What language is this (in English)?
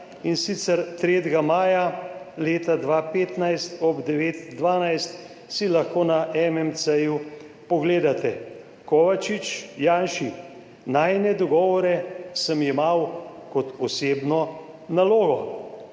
Slovenian